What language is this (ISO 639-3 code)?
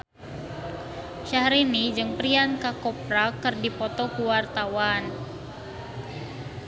sun